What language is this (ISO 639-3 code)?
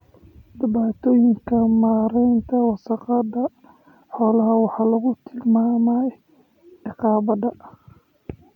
som